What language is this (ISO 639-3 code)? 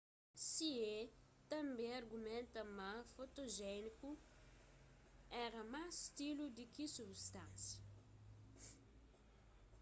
kea